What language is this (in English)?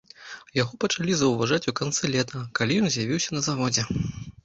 Belarusian